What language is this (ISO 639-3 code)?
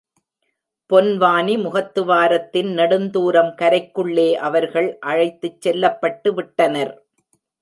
tam